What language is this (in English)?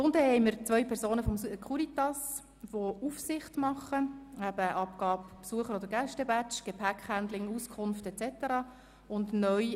Swiss German